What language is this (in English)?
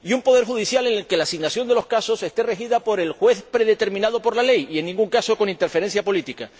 Spanish